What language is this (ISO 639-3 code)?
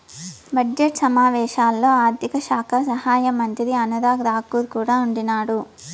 tel